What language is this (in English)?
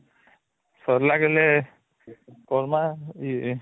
Odia